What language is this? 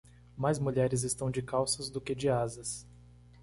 Portuguese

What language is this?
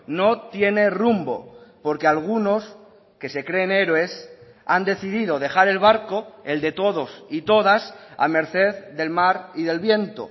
Spanish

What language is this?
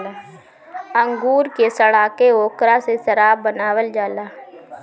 Bhojpuri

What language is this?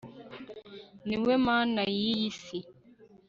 Kinyarwanda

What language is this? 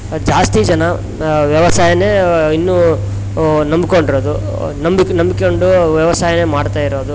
Kannada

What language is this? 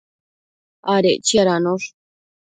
Matsés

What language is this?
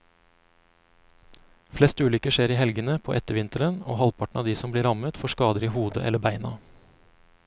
Norwegian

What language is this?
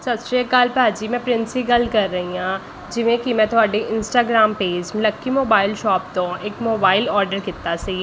Punjabi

